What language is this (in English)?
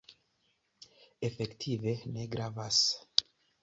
Esperanto